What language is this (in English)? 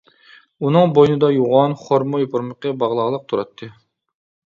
Uyghur